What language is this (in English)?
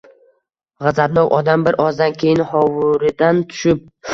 Uzbek